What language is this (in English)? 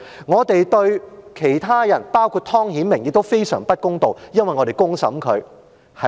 Cantonese